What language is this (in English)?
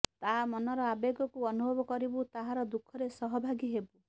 Odia